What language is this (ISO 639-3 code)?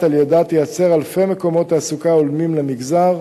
heb